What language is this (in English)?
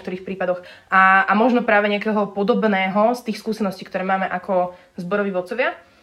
Slovak